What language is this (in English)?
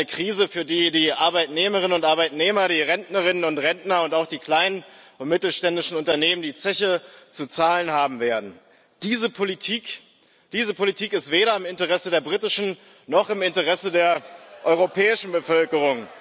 German